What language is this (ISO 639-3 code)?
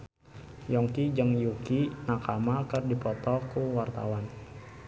sun